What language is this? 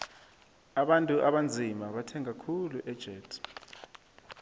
South Ndebele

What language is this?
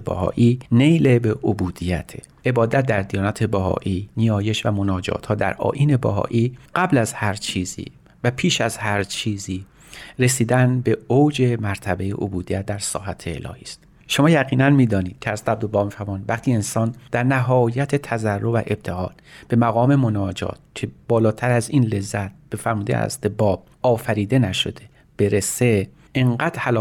Persian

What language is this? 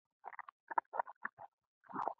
Pashto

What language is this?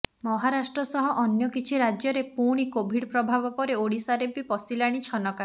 Odia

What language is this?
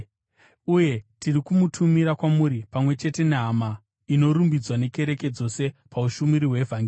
Shona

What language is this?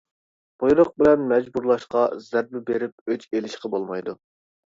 Uyghur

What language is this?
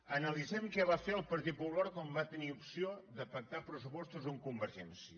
Catalan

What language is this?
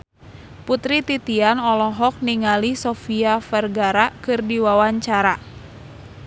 Sundanese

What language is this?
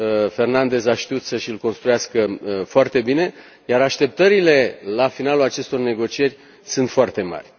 Romanian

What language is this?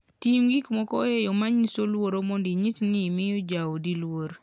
Luo (Kenya and Tanzania)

